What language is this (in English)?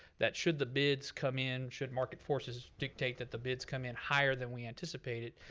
English